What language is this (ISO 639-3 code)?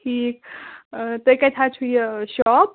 kas